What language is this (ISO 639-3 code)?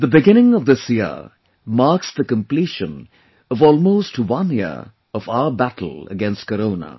eng